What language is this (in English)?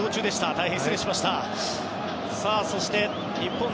Japanese